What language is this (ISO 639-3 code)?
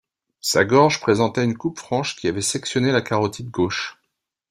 fra